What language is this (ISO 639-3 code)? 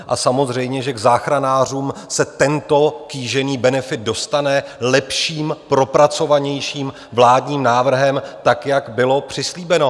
ces